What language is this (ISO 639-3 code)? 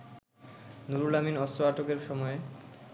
ben